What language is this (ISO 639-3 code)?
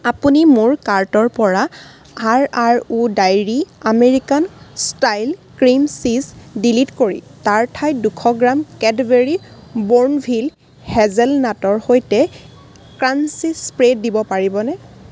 asm